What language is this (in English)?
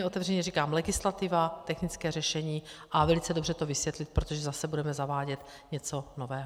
Czech